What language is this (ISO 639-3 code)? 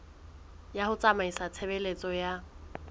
sot